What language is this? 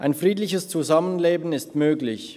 Swiss German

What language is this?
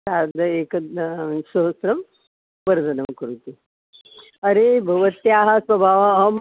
Sanskrit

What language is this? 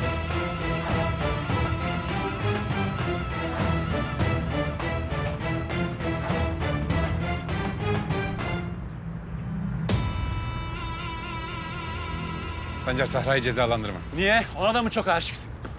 Turkish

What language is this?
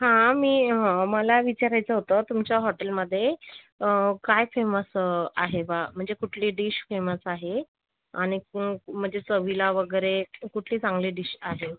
Marathi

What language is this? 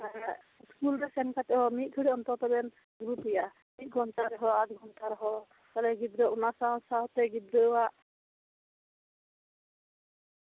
Santali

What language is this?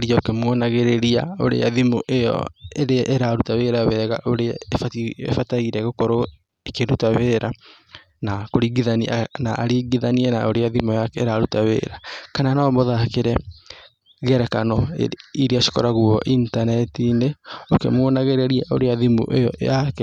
Kikuyu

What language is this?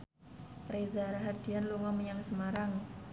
Javanese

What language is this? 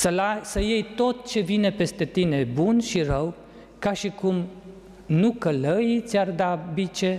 Romanian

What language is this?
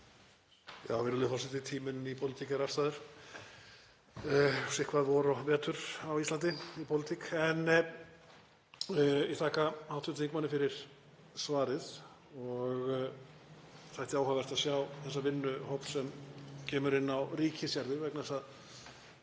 Icelandic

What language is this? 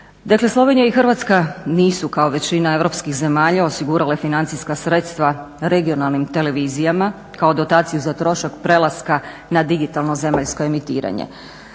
Croatian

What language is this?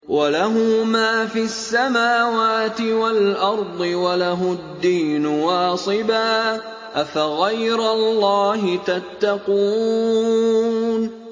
Arabic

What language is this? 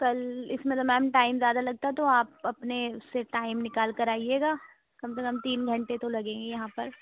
Urdu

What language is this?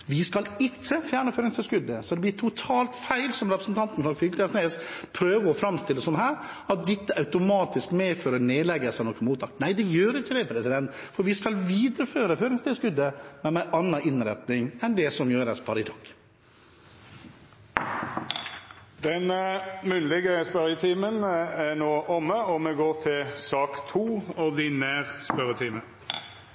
Norwegian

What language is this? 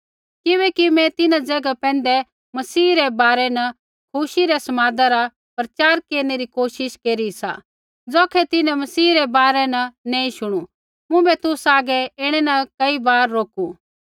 Kullu Pahari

